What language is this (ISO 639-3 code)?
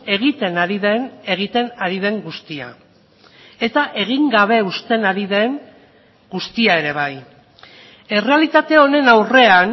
eus